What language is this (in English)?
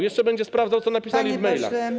Polish